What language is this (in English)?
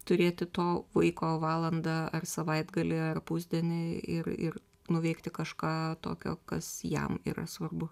Lithuanian